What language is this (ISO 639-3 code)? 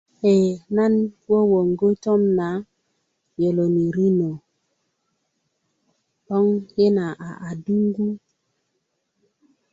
ukv